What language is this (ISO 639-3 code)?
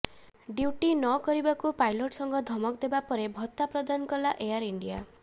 ori